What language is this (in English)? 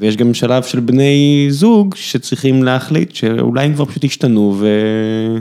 Hebrew